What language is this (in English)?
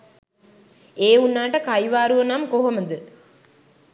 Sinhala